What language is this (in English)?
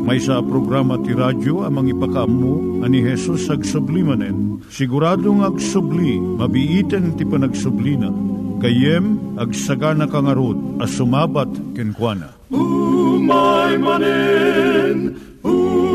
Filipino